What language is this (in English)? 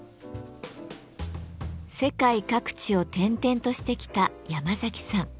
Japanese